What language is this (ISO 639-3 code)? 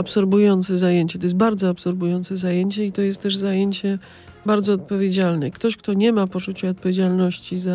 pol